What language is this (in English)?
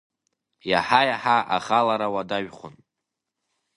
Abkhazian